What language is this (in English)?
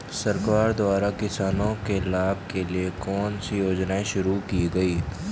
Hindi